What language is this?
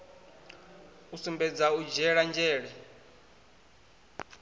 Venda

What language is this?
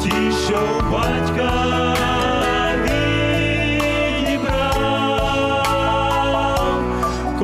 Romanian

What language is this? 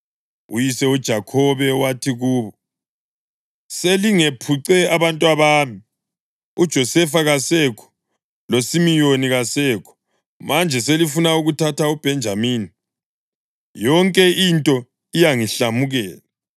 North Ndebele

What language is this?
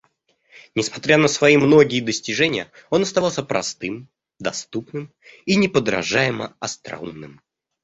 Russian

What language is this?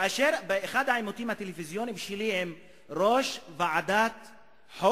Hebrew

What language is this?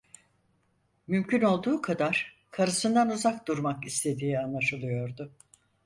Turkish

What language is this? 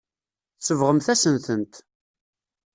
Kabyle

